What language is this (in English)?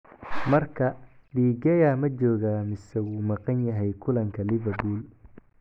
Somali